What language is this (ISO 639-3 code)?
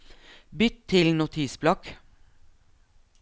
nor